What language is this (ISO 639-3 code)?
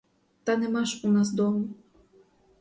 ukr